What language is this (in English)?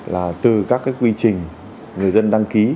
Vietnamese